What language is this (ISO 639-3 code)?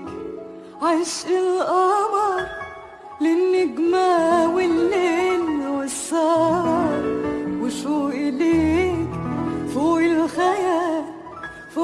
ara